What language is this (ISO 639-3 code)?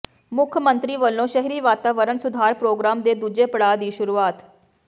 pan